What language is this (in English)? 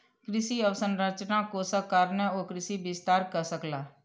Maithili